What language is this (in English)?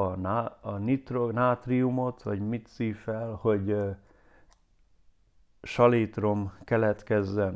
Hungarian